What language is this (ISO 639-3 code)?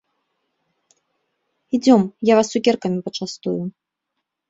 bel